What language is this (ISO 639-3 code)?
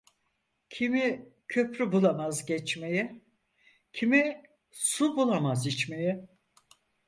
tur